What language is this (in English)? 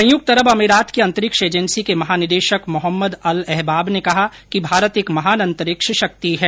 Hindi